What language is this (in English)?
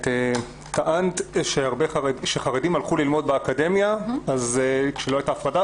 Hebrew